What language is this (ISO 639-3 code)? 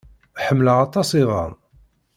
kab